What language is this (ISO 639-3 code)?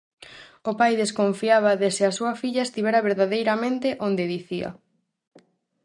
glg